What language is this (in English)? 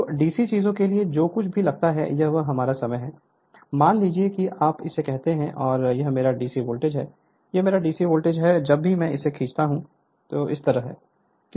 Hindi